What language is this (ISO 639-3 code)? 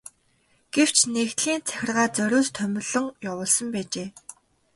mon